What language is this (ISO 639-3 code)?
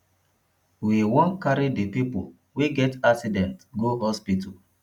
pcm